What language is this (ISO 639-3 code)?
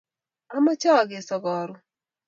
kln